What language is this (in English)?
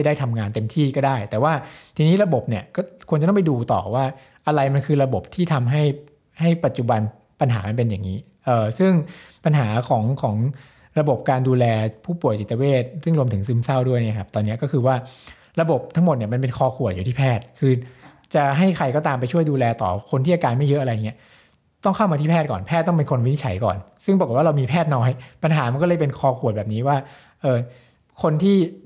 Thai